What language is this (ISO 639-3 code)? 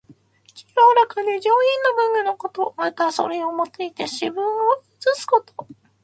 jpn